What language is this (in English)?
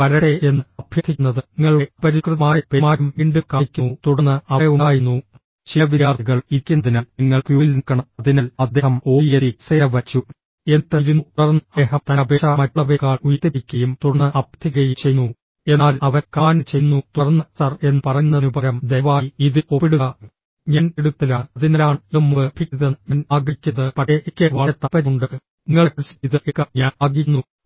Malayalam